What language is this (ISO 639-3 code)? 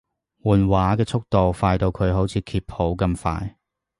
yue